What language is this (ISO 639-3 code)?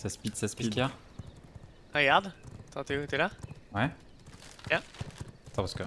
fra